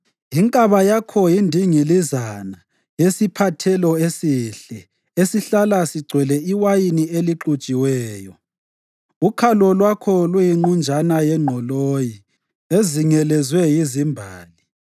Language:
North Ndebele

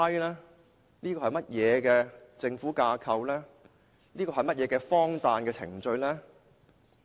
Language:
Cantonese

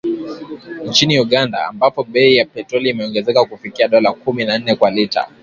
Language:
Swahili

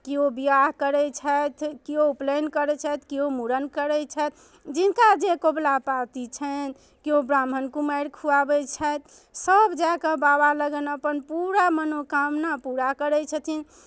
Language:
Maithili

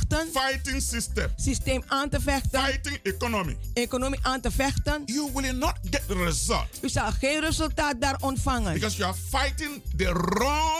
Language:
Dutch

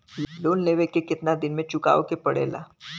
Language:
Bhojpuri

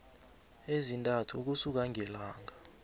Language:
South Ndebele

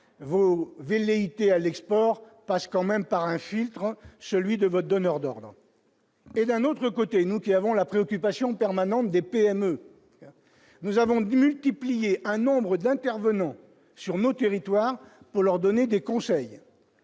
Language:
French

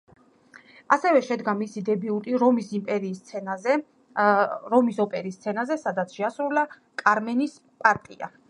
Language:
Georgian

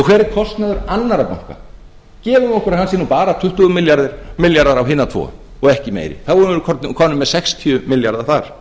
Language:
Icelandic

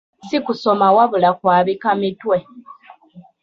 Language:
Ganda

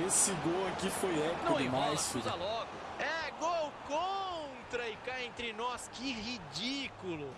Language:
Portuguese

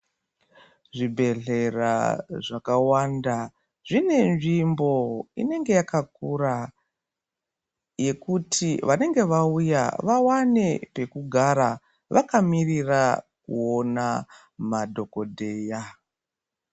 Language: Ndau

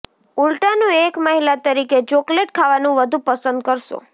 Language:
Gujarati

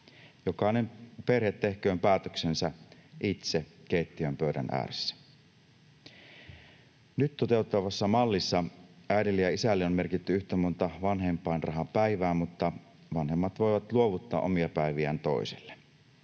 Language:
Finnish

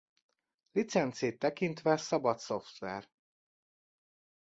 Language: Hungarian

